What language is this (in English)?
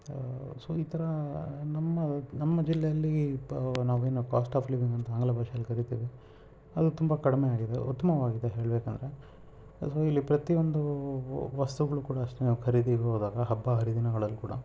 Kannada